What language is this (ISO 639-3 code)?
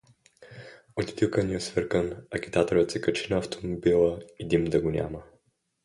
bul